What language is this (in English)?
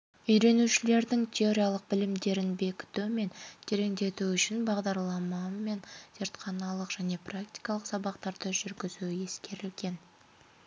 Kazakh